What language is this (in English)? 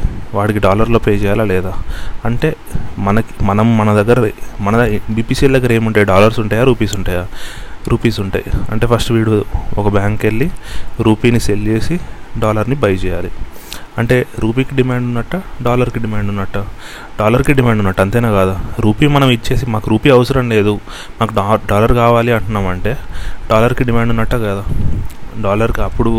Telugu